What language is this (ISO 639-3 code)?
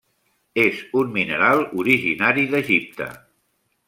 cat